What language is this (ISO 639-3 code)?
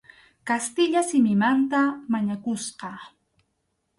qxu